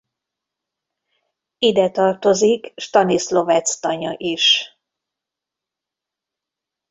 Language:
Hungarian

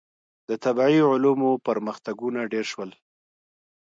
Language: Pashto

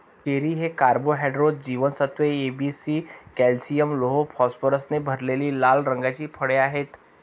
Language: Marathi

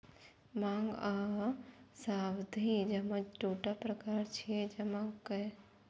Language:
Maithili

